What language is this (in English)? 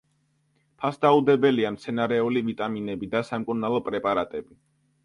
Georgian